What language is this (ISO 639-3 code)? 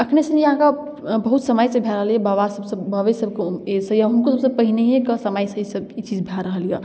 mai